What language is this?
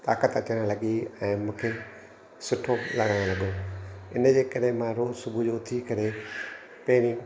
Sindhi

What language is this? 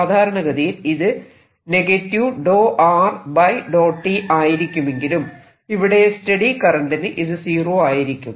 Malayalam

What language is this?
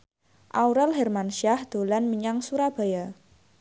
Javanese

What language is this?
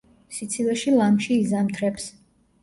Georgian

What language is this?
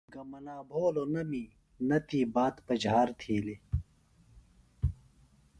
Phalura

